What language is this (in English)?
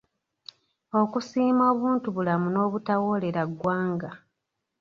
Ganda